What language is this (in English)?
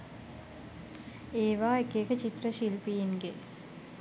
Sinhala